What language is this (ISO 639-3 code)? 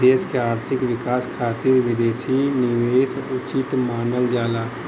bho